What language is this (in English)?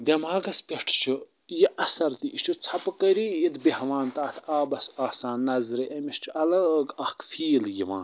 Kashmiri